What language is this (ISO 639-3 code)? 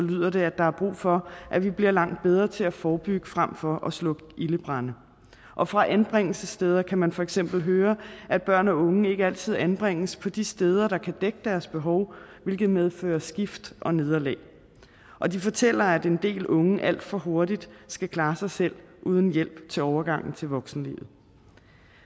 dan